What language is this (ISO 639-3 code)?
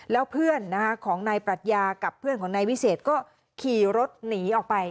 tha